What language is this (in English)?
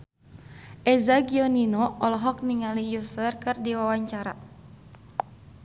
Sundanese